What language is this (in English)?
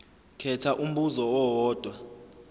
Zulu